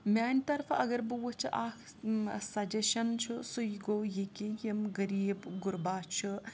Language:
Kashmiri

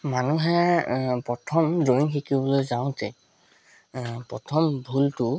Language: Assamese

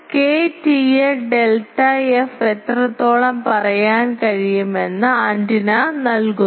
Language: Malayalam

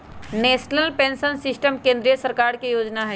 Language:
Magahi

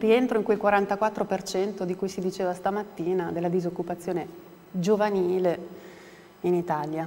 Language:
Italian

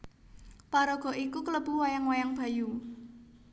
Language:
Javanese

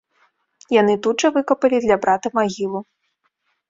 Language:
Belarusian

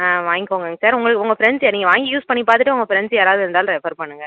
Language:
Tamil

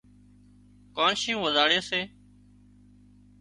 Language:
Wadiyara Koli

